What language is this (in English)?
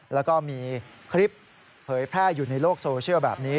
Thai